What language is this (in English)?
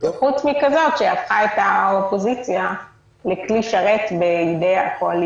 Hebrew